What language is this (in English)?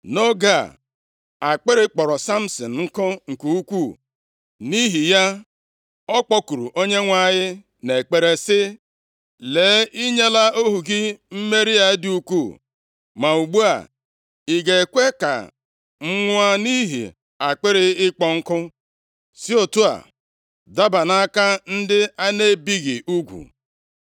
Igbo